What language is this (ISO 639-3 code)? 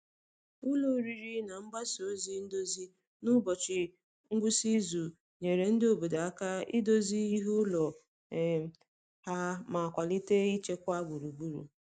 ibo